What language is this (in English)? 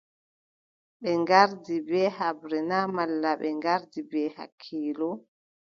Adamawa Fulfulde